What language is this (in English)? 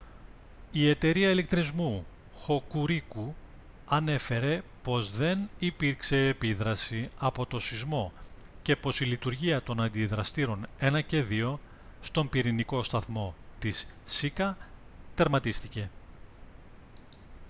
Greek